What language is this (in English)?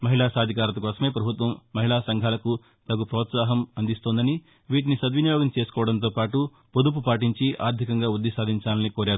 Telugu